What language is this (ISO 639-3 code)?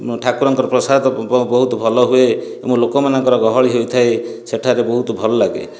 ori